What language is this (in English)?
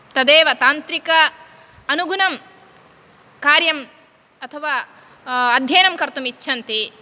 Sanskrit